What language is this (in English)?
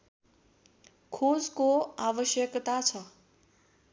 Nepali